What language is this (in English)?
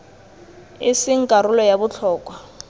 Tswana